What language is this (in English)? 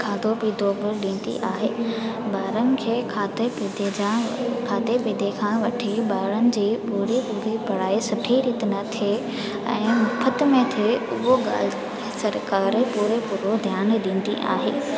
Sindhi